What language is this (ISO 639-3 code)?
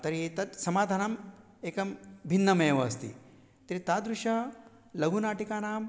san